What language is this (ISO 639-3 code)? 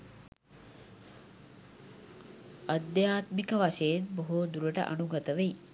sin